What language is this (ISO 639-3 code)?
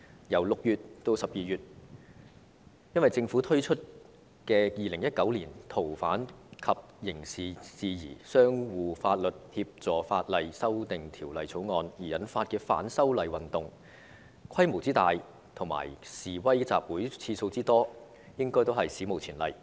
yue